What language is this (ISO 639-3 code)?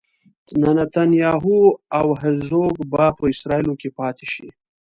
pus